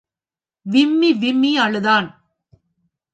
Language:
Tamil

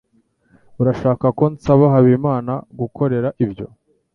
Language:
Kinyarwanda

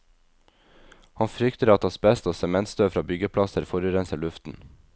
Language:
Norwegian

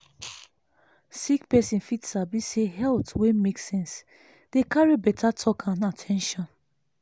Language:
Nigerian Pidgin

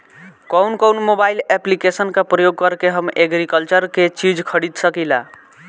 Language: Bhojpuri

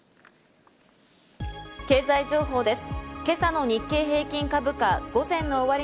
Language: Japanese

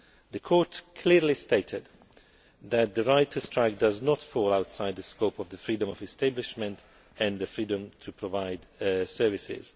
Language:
English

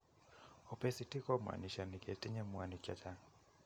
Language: Kalenjin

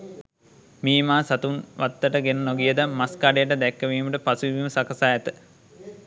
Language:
Sinhala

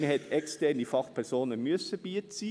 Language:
Swiss German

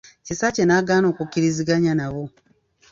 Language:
Ganda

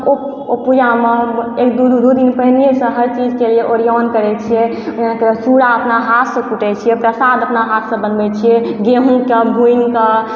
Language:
Maithili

